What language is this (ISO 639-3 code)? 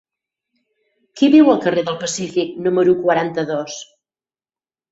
cat